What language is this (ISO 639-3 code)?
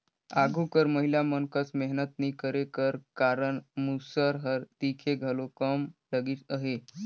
hne